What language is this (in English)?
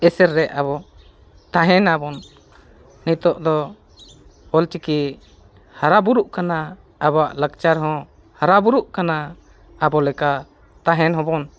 Santali